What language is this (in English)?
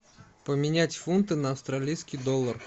Russian